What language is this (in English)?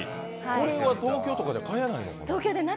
Japanese